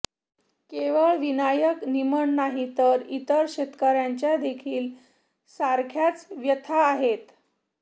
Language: Marathi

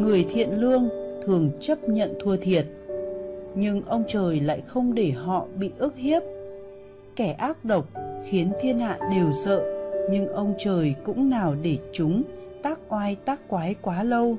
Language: Vietnamese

